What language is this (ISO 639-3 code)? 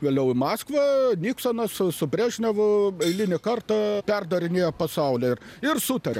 lit